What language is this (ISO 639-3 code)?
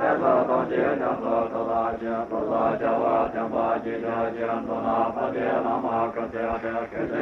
ita